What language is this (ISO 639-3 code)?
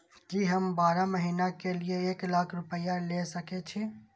mai